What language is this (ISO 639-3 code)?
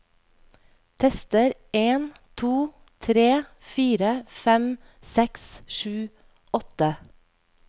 nor